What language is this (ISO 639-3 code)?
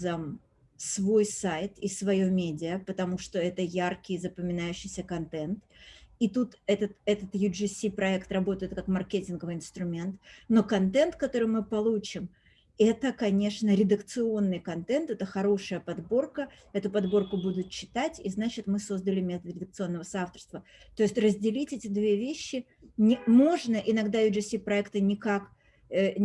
rus